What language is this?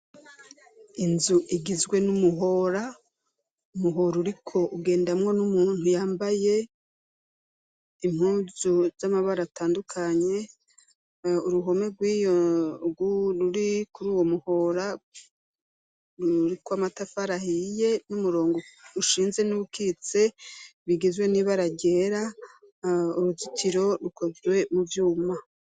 Rundi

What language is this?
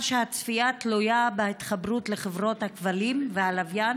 Hebrew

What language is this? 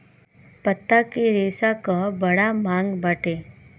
Bhojpuri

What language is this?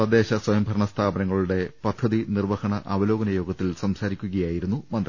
Malayalam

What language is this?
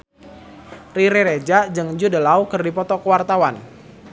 Sundanese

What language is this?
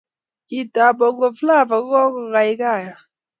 Kalenjin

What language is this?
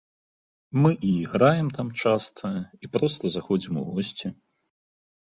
Belarusian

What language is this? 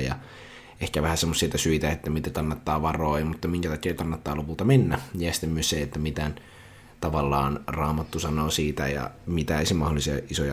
Finnish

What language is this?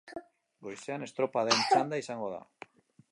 Basque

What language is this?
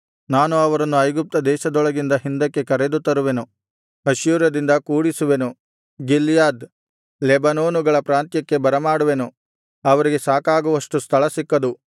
Kannada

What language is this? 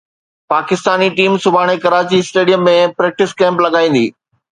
Sindhi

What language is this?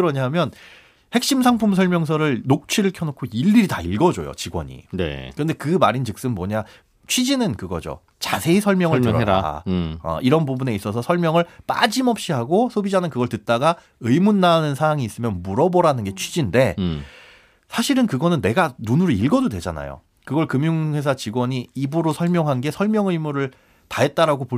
Korean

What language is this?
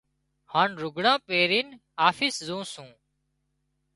Wadiyara Koli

